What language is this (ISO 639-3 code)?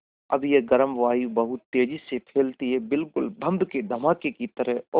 hin